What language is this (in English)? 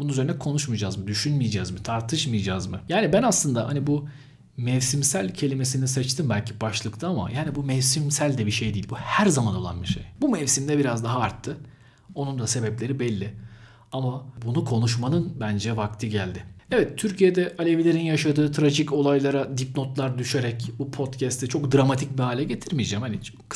Turkish